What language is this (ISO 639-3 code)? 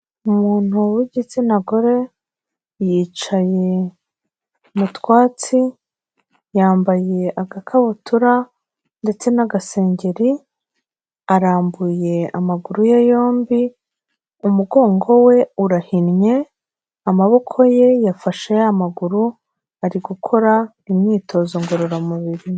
kin